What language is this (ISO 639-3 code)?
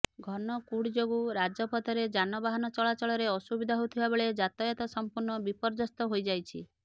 ori